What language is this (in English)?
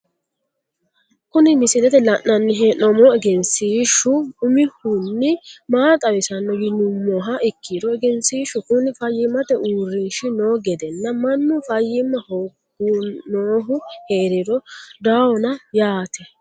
Sidamo